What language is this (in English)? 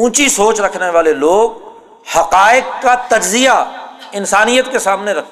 Urdu